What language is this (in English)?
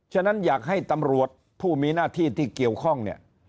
Thai